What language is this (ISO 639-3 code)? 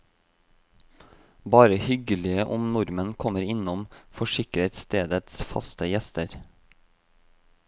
nor